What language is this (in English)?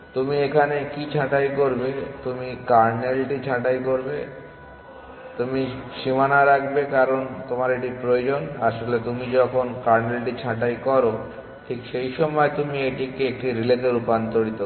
Bangla